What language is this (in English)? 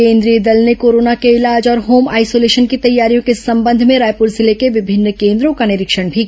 Hindi